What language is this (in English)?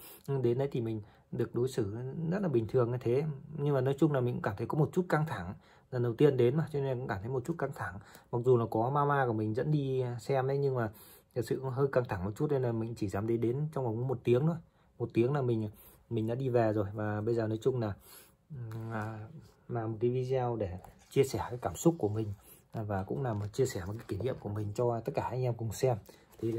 Vietnamese